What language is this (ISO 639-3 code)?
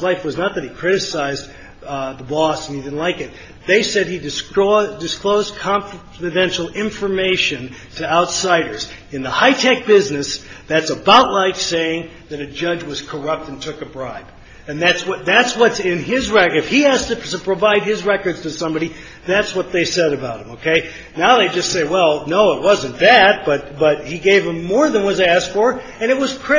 eng